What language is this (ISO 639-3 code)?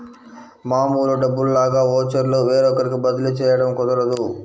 tel